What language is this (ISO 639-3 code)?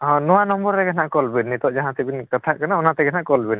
sat